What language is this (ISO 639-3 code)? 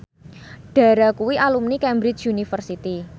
jav